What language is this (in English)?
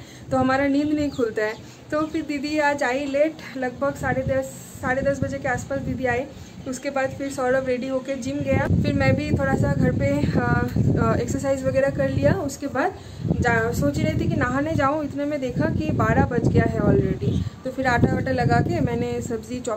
Hindi